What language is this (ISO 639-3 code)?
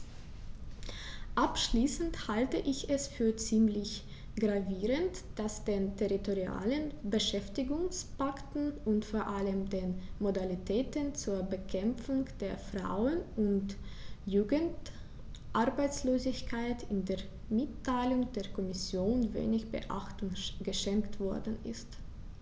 deu